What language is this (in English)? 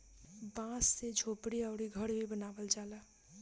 Bhojpuri